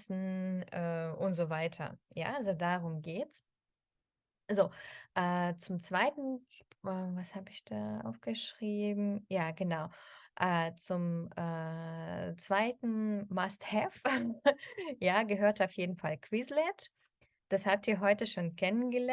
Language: German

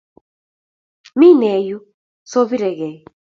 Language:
Kalenjin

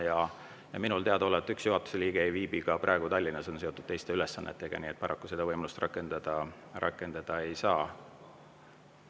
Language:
Estonian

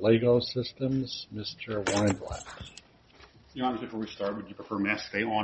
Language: English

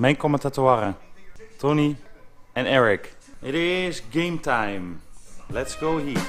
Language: Dutch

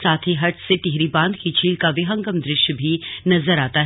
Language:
Hindi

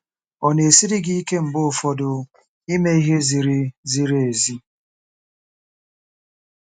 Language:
Igbo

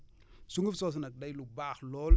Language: Wolof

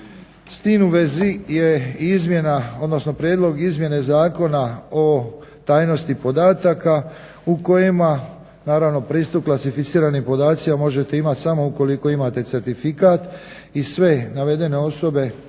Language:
Croatian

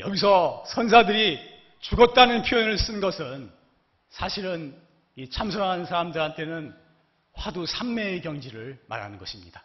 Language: Korean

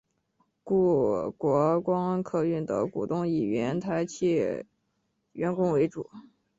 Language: Chinese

